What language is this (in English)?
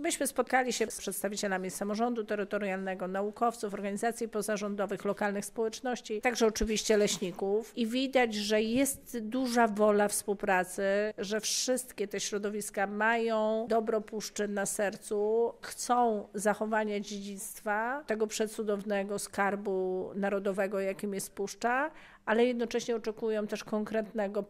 Polish